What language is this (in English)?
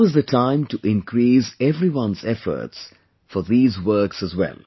English